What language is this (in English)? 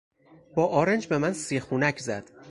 Persian